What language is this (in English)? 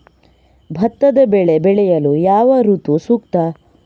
Kannada